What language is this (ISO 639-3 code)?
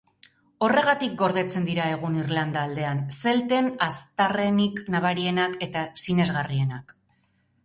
eus